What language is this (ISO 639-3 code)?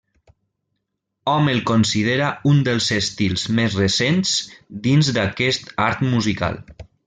cat